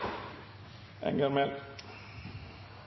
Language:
Norwegian Nynorsk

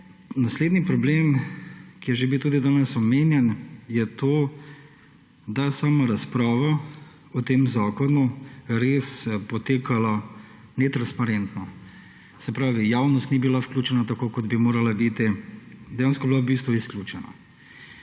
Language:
Slovenian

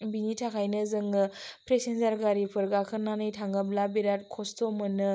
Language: Bodo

